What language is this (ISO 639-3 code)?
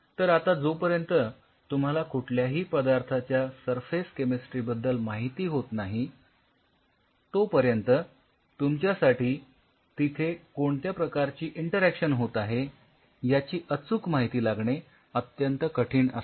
mar